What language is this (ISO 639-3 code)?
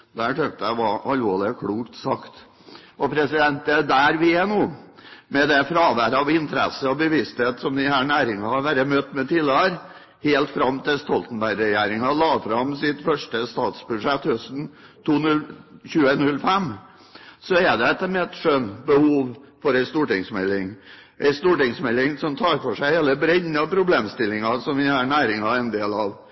nob